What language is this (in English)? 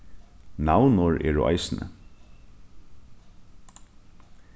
Faroese